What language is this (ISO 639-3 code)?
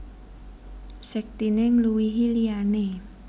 jav